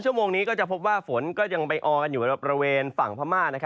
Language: Thai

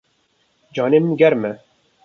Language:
Kurdish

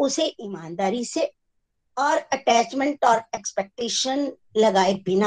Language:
Hindi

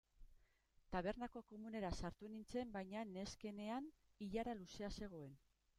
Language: Basque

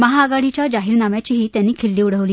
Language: Marathi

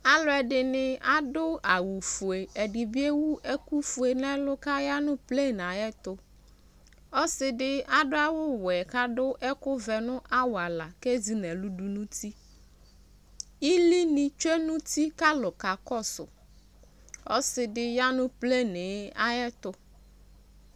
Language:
Ikposo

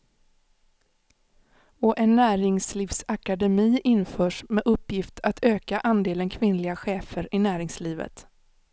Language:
Swedish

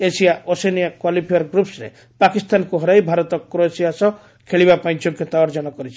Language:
Odia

